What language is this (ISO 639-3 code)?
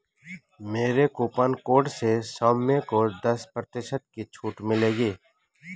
hin